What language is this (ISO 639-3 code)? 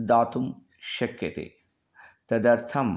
san